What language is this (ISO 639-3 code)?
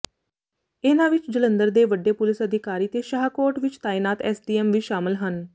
pan